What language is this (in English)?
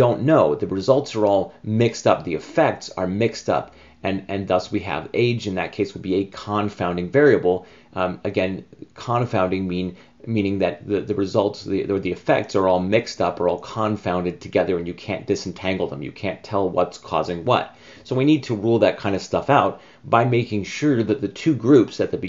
English